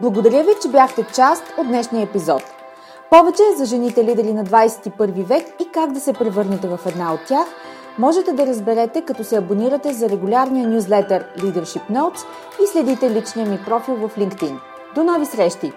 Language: Bulgarian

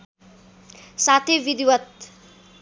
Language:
Nepali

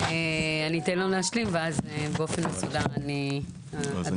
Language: Hebrew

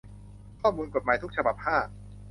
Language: Thai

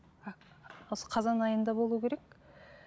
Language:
Kazakh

